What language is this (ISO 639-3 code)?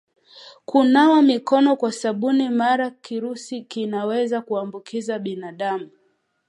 swa